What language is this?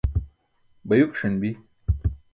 Burushaski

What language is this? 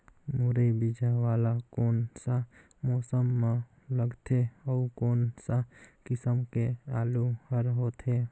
Chhattisgarhi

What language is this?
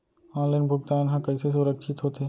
Chhattisgarhi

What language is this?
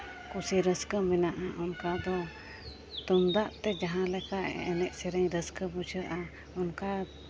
Santali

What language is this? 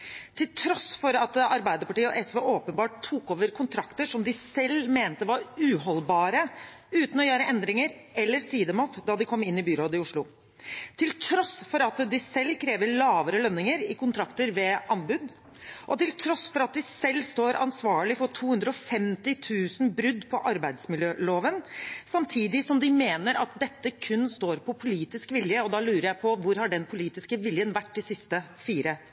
Norwegian Bokmål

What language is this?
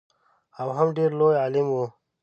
Pashto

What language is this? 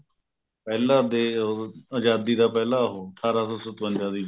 Punjabi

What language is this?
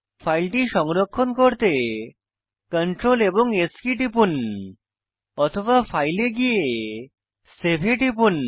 Bangla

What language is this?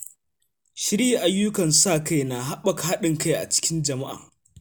Hausa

